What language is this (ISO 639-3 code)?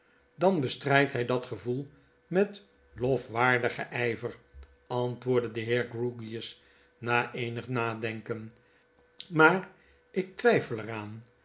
nld